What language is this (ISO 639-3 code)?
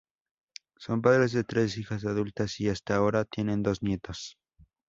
spa